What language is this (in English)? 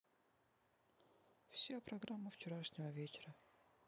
Russian